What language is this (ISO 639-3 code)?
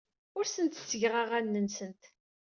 kab